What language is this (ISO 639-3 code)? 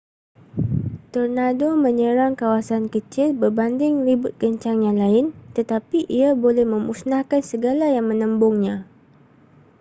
msa